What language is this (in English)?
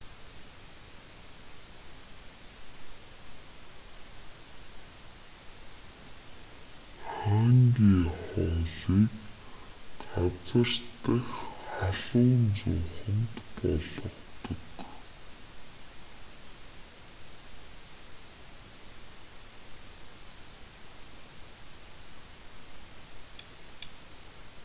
Mongolian